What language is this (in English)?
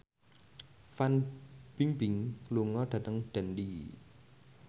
Javanese